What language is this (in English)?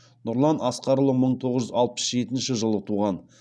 Kazakh